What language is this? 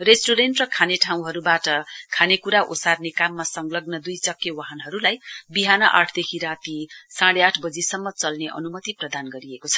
Nepali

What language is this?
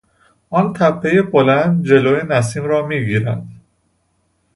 Persian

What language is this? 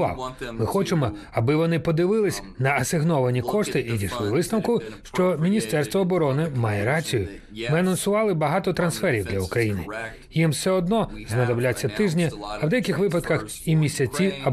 Ukrainian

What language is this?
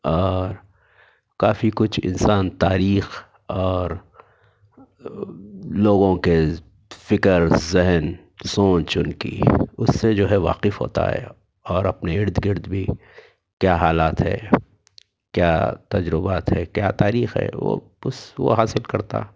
Urdu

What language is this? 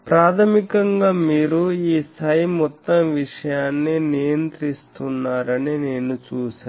Telugu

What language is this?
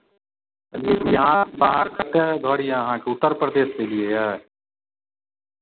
Maithili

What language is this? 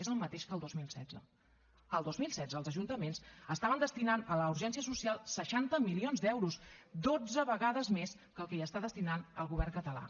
Catalan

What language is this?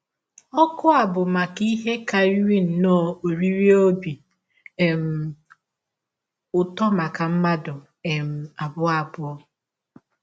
Igbo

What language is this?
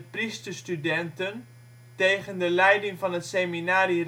Dutch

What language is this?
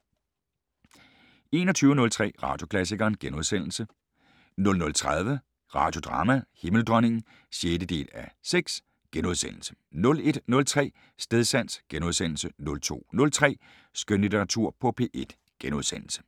Danish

